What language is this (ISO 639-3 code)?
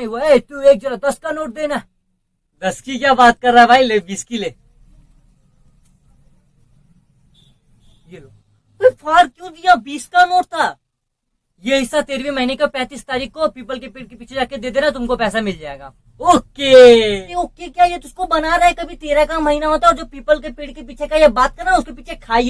hin